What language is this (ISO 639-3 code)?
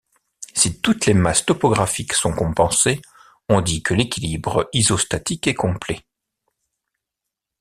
fra